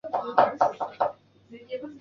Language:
Chinese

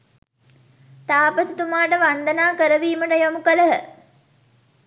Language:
Sinhala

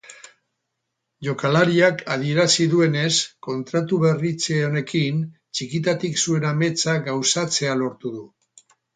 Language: Basque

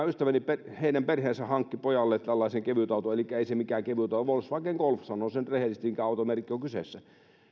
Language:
Finnish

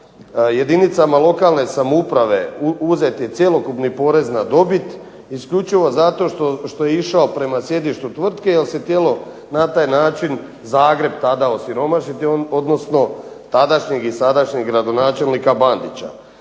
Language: Croatian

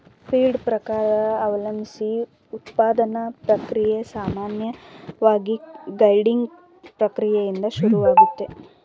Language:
Kannada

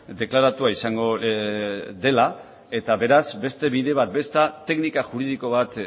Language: Basque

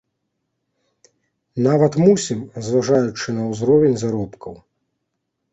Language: Belarusian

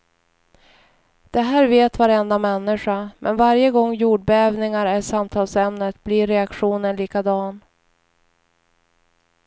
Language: Swedish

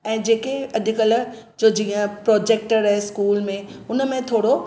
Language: Sindhi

